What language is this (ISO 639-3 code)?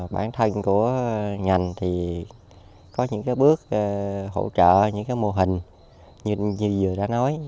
vie